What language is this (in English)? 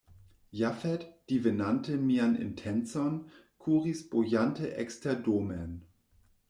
Esperanto